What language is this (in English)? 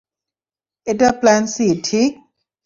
Bangla